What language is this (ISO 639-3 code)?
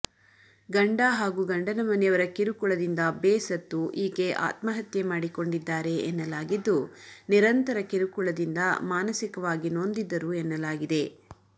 kan